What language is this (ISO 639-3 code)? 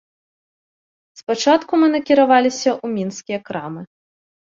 bel